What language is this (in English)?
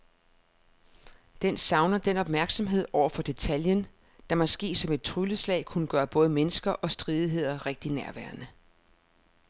Danish